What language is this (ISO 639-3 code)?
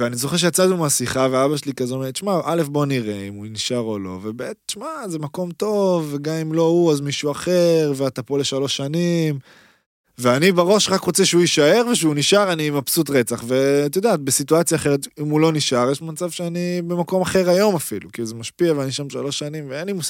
heb